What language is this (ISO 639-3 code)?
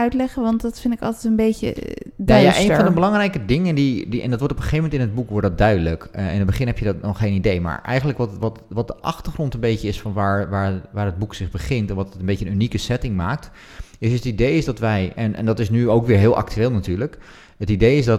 nld